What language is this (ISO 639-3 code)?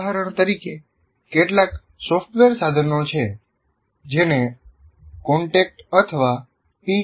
guj